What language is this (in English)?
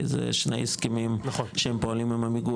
Hebrew